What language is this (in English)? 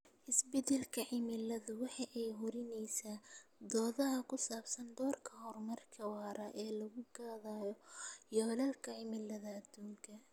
Somali